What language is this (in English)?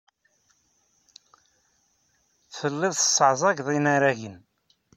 Kabyle